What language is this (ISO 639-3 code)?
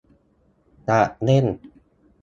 tha